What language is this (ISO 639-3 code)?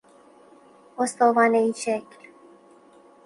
fas